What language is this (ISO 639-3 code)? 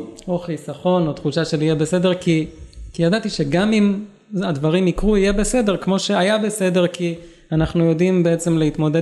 heb